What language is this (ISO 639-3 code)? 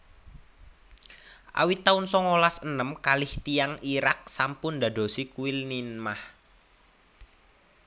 jav